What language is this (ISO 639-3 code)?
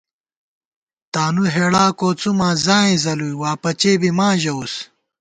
gwt